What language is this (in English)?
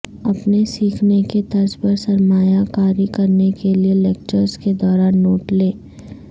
Urdu